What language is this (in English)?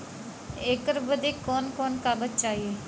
Bhojpuri